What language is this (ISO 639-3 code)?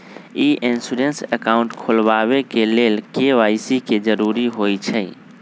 mag